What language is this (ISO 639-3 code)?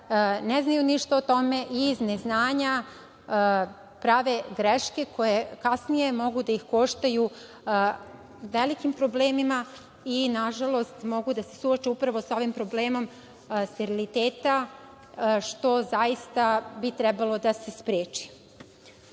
srp